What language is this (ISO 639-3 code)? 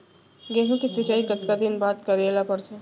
hne